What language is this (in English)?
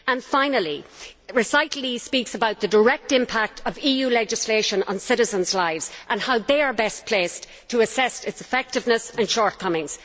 English